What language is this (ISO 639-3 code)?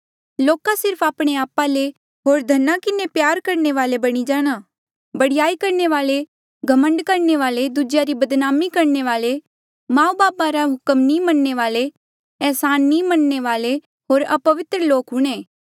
mjl